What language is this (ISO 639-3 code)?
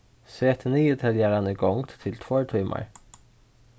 fao